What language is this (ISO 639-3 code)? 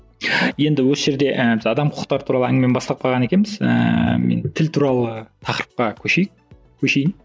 kaz